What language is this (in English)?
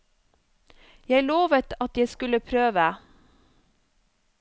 Norwegian